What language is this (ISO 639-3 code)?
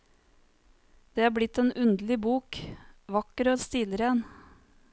nor